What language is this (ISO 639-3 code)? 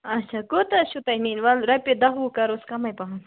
kas